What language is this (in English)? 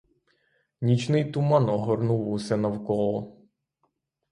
Ukrainian